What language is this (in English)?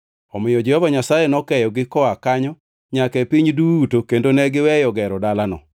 Luo (Kenya and Tanzania)